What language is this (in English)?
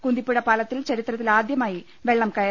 Malayalam